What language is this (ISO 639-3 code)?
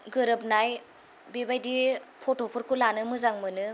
brx